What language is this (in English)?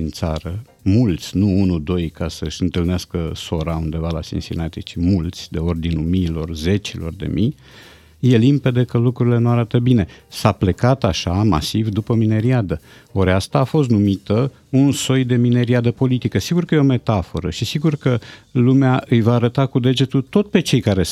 Romanian